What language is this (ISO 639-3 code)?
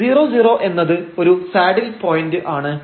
mal